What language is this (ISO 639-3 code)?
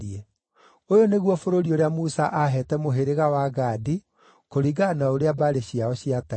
kik